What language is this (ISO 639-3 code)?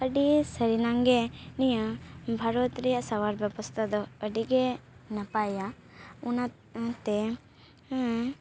sat